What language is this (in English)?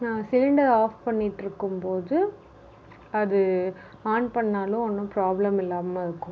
Tamil